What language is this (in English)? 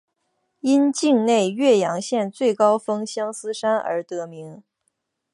Chinese